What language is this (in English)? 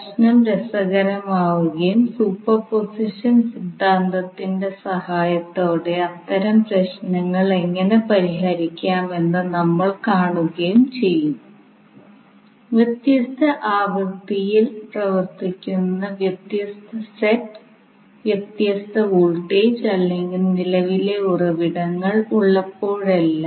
Malayalam